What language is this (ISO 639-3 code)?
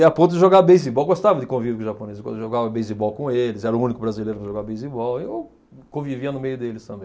por